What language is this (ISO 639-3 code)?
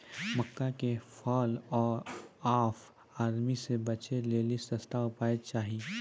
mai